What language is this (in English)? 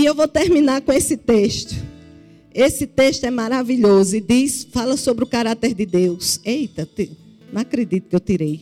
Portuguese